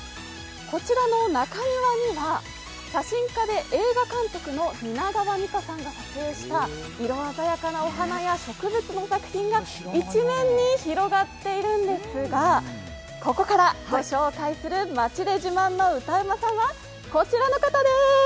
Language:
Japanese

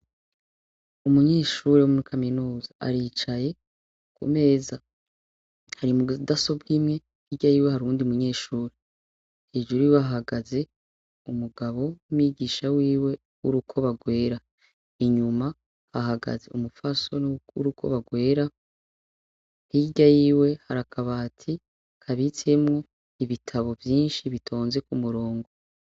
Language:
Rundi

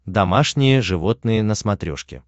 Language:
Russian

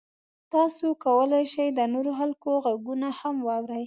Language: Pashto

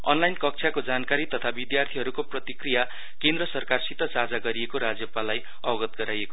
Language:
Nepali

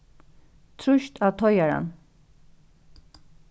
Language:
Faroese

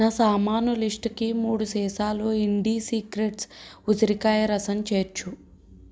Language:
Telugu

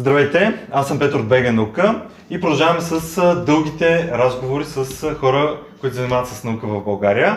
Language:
Bulgarian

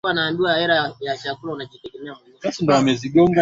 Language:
Swahili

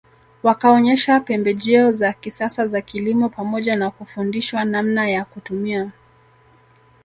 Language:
Swahili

